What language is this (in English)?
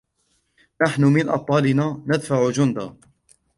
Arabic